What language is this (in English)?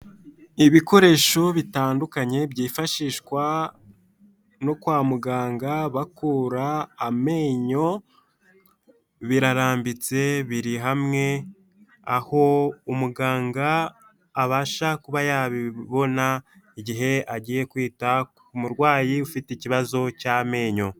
Kinyarwanda